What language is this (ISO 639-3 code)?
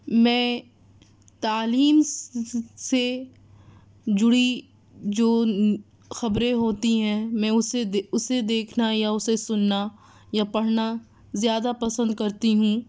urd